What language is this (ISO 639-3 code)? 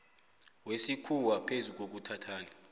nbl